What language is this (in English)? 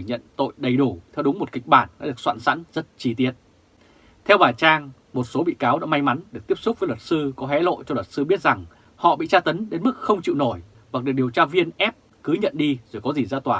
Vietnamese